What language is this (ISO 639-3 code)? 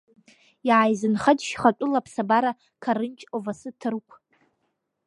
abk